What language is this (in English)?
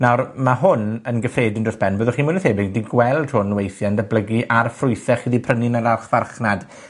Welsh